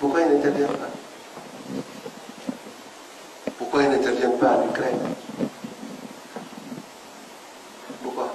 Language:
French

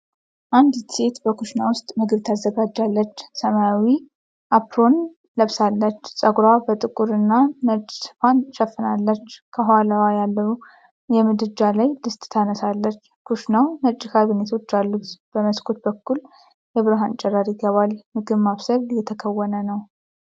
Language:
Amharic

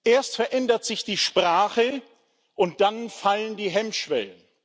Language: German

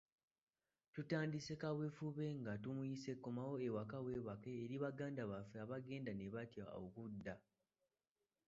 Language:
Ganda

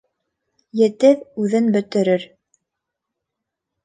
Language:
Bashkir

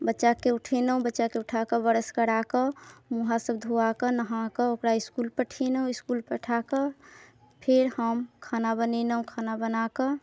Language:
Maithili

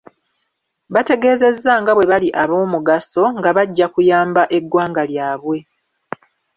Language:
Ganda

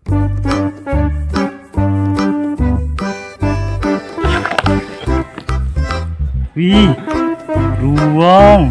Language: Indonesian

